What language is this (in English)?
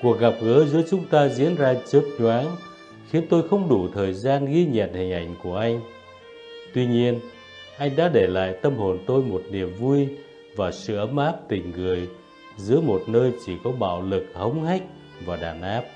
Vietnamese